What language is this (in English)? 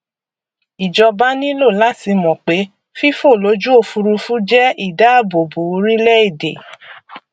Yoruba